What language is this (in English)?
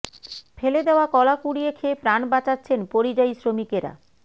Bangla